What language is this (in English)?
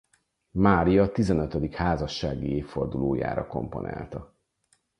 Hungarian